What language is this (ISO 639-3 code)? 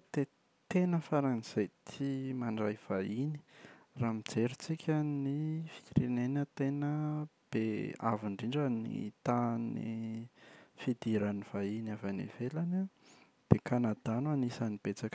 mlg